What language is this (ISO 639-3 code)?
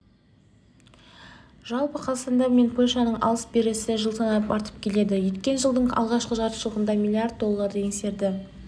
kaz